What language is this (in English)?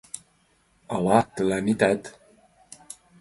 Mari